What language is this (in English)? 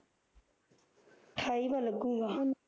Punjabi